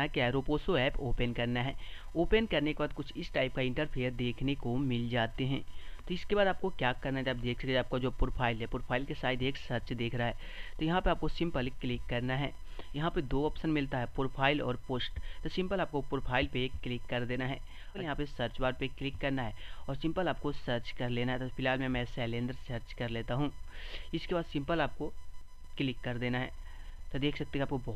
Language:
Hindi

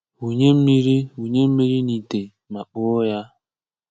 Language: Igbo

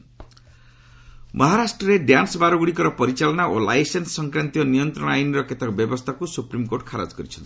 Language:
Odia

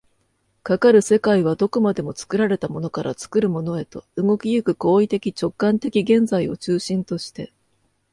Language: Japanese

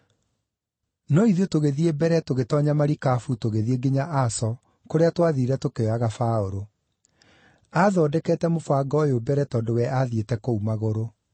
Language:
Kikuyu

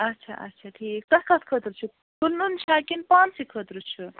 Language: Kashmiri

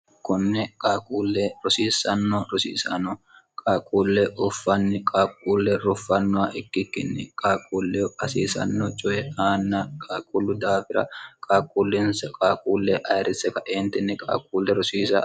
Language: Sidamo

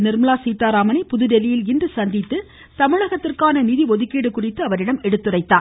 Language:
Tamil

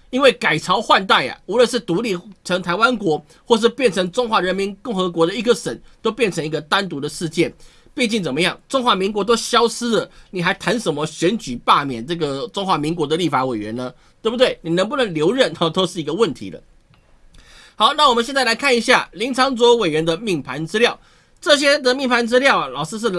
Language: Chinese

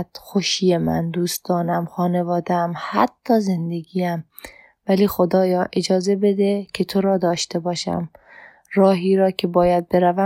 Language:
Persian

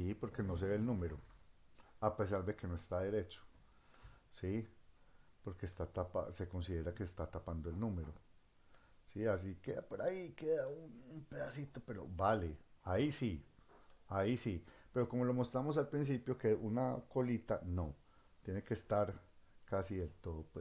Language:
Spanish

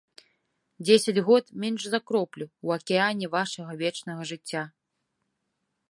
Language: Belarusian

